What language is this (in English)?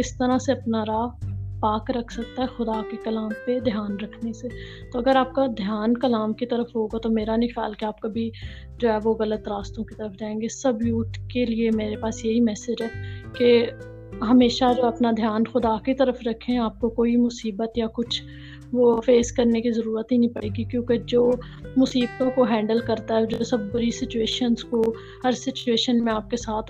Urdu